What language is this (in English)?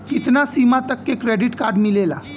Bhojpuri